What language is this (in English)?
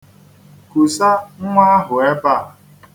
Igbo